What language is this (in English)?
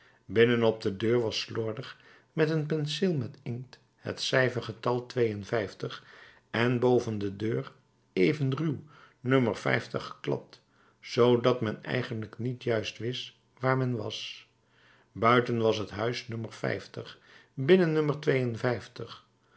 Dutch